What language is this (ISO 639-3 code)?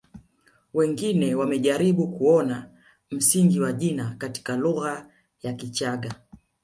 swa